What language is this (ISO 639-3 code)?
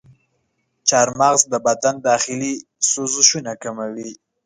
pus